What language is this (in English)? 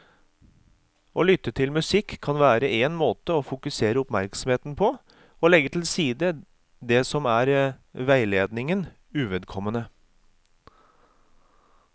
Norwegian